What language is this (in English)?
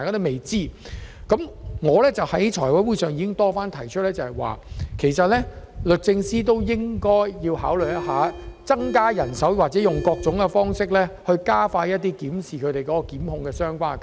Cantonese